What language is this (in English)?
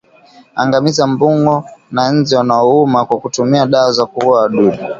Swahili